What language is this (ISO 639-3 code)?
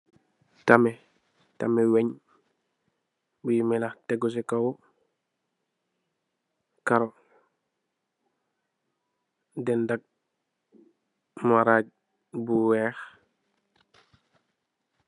wol